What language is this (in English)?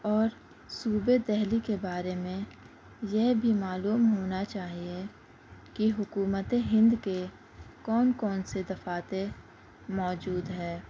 Urdu